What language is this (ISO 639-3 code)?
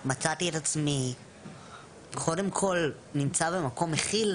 heb